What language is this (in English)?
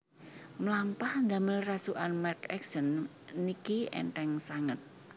Javanese